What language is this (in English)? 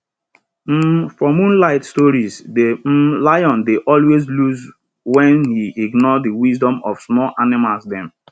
Nigerian Pidgin